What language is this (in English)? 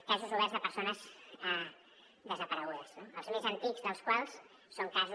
Catalan